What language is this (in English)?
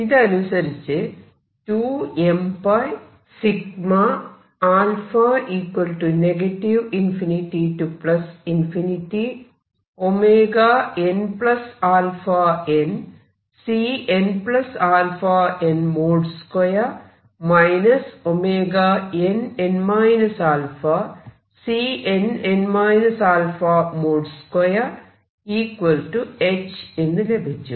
Malayalam